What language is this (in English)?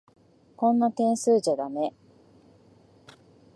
Japanese